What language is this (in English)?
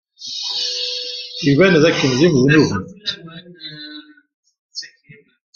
Kabyle